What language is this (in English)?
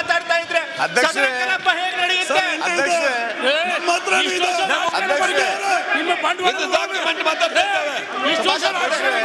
Korean